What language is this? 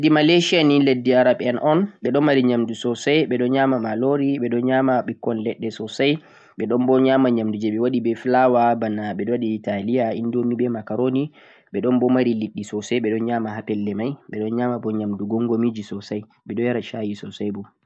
Central-Eastern Niger Fulfulde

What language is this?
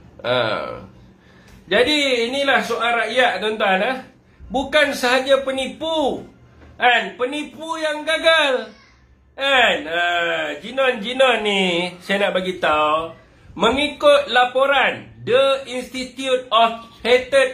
Malay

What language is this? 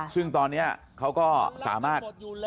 Thai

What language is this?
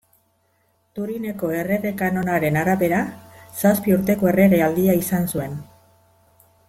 Basque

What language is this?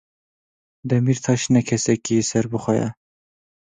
Kurdish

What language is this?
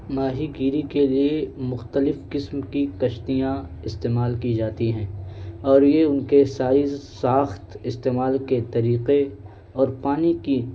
Urdu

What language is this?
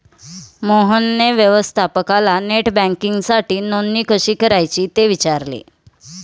Marathi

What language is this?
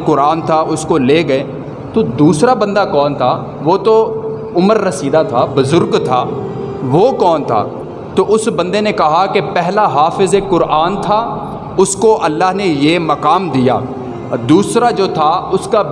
Urdu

